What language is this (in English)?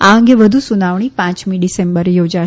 Gujarati